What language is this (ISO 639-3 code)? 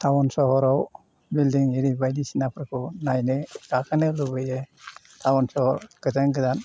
brx